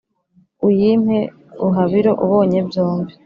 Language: Kinyarwanda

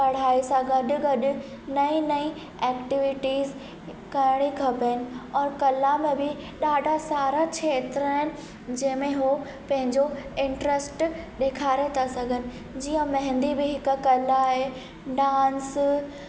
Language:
Sindhi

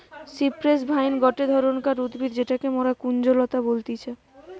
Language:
Bangla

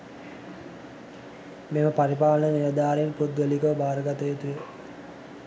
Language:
Sinhala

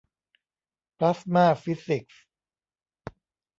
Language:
Thai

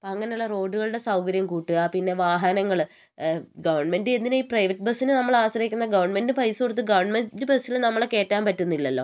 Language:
Malayalam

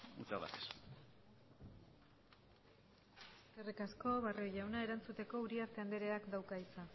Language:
Basque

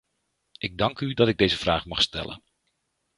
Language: Dutch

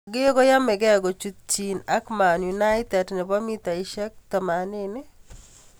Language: Kalenjin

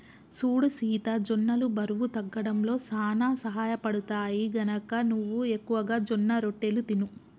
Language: Telugu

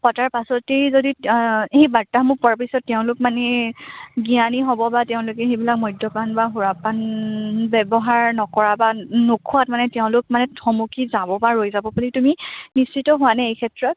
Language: Assamese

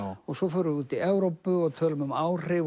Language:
Icelandic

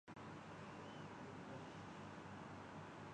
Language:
Urdu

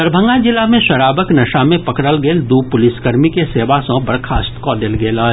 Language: Maithili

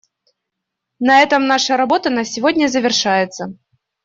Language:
Russian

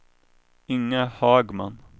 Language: Swedish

